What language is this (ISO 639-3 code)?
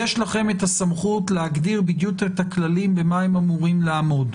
heb